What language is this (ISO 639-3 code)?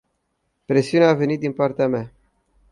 ron